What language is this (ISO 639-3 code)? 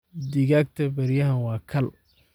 som